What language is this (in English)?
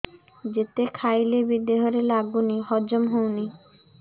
Odia